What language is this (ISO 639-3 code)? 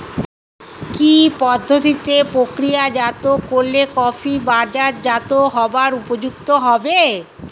ben